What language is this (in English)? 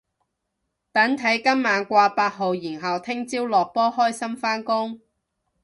Cantonese